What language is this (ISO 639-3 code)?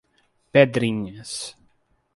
por